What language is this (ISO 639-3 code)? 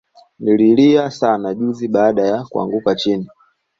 swa